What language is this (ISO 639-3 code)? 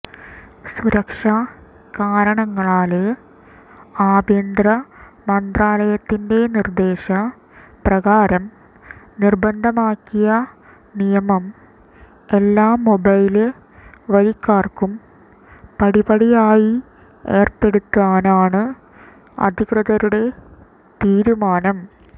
mal